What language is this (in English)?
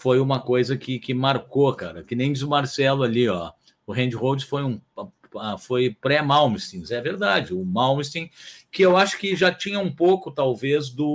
Portuguese